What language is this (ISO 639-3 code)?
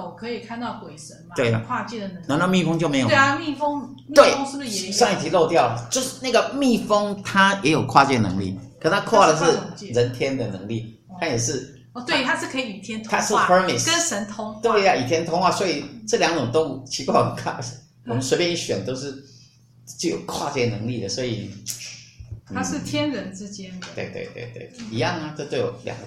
zho